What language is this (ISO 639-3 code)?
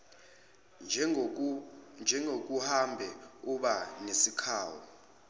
zul